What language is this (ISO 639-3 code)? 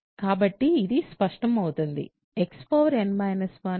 tel